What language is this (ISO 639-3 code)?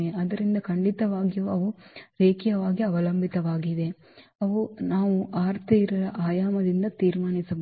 kan